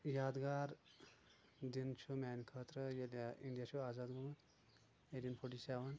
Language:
Kashmiri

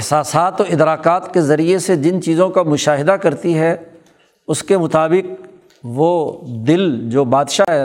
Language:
Urdu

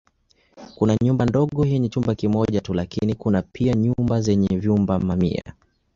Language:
Swahili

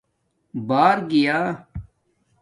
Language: Domaaki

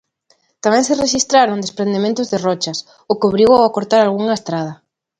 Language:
Galician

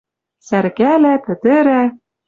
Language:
Western Mari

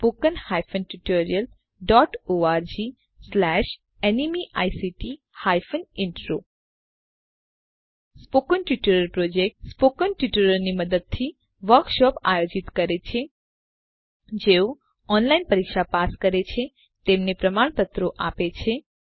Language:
Gujarati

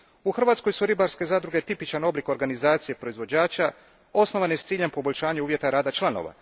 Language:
Croatian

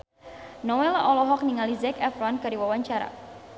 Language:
Sundanese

